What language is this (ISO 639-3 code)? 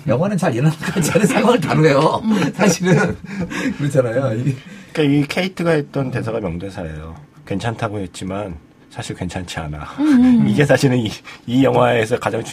kor